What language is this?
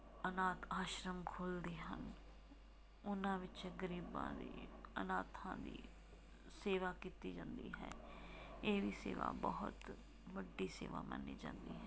Punjabi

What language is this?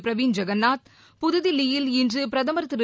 Tamil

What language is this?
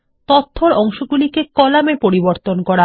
Bangla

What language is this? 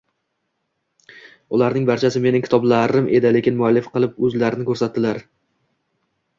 Uzbek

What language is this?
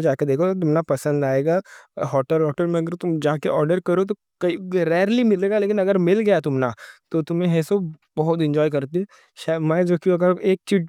Deccan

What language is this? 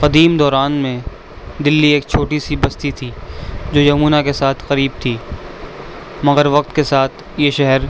Urdu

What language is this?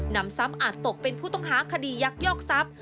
Thai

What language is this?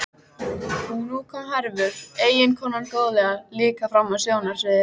Icelandic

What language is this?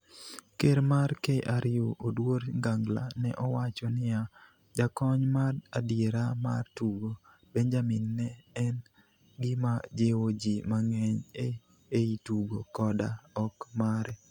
Luo (Kenya and Tanzania)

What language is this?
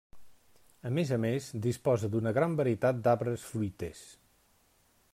Catalan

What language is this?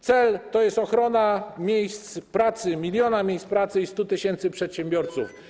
Polish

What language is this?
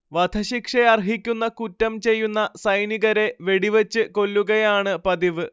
Malayalam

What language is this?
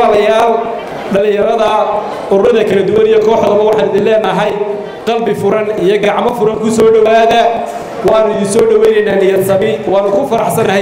Arabic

